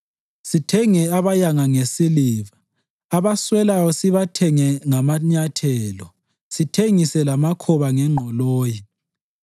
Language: North Ndebele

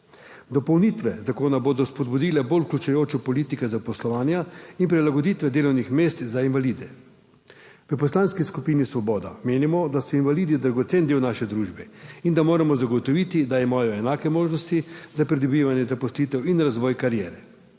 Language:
Slovenian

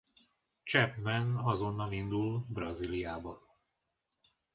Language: Hungarian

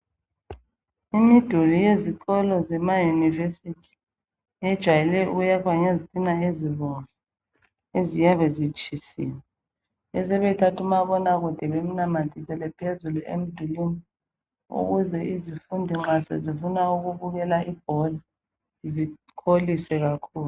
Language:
North Ndebele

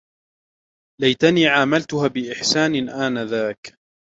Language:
Arabic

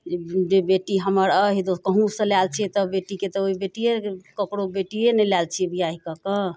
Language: Maithili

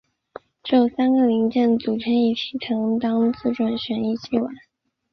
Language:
Chinese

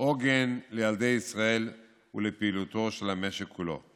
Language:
Hebrew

